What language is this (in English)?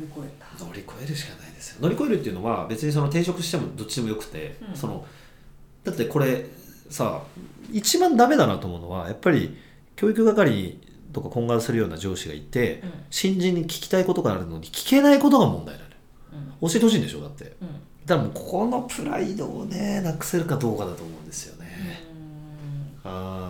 Japanese